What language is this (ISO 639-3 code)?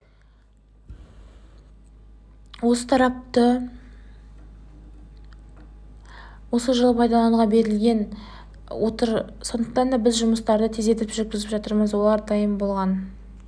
kaz